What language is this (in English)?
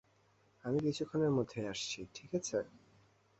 Bangla